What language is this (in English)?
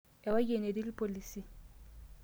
Masai